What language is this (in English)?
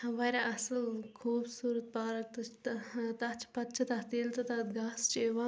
Kashmiri